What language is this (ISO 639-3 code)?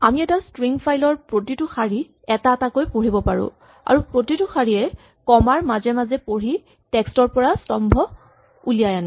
asm